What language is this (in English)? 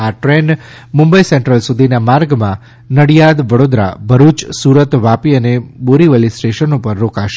Gujarati